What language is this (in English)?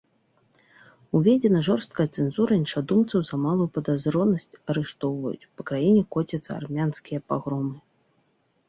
Belarusian